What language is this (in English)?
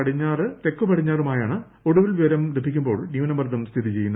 Malayalam